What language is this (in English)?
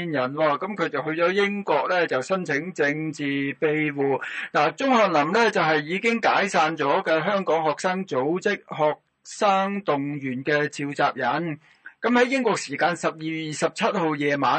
Chinese